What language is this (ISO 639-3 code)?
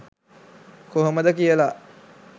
sin